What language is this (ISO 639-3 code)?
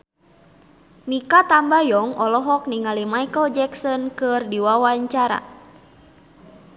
sun